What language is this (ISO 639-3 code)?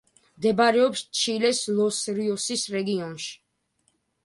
kat